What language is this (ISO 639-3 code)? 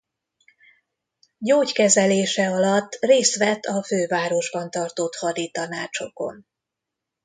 hun